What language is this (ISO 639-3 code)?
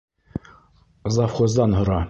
bak